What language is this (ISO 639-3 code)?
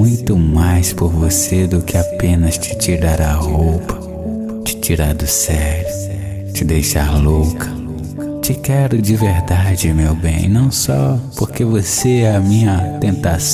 por